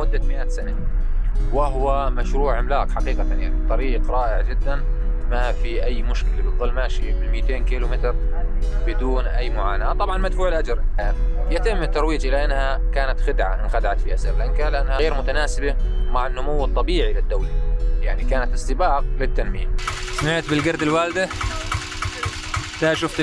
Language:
Arabic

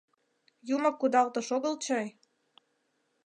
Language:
Mari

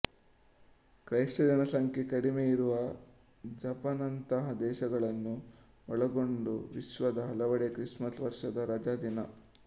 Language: Kannada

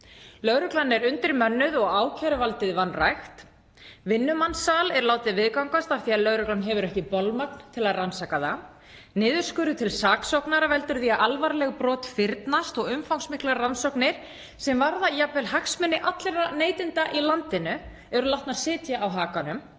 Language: Icelandic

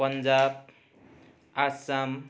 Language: Nepali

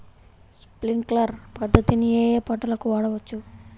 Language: Telugu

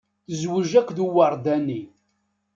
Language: Kabyle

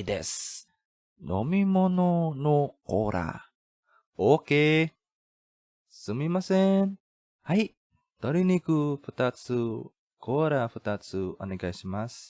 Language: Japanese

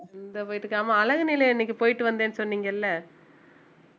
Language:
Tamil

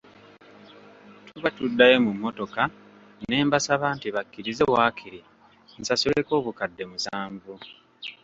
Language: Ganda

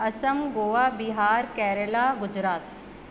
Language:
Sindhi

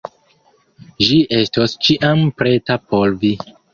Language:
Esperanto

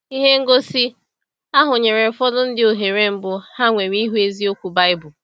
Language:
Igbo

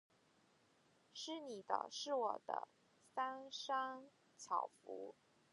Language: Chinese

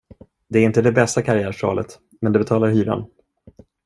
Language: Swedish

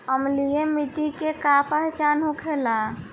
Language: Bhojpuri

